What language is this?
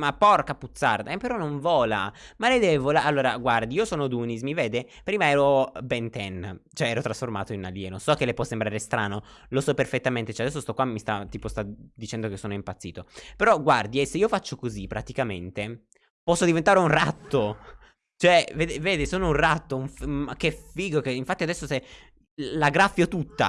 Italian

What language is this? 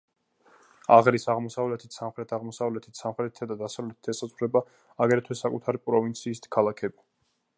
Georgian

